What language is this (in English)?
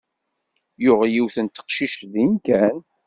Kabyle